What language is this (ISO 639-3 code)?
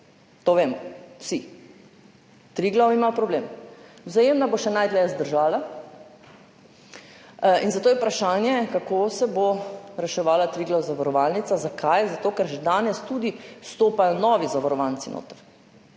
slv